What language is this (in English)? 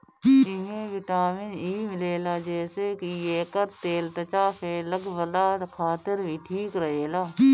Bhojpuri